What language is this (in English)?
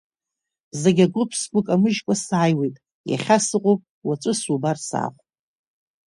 Abkhazian